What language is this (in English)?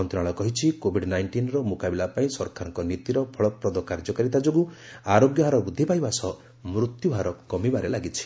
Odia